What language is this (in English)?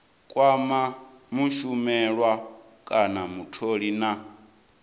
Venda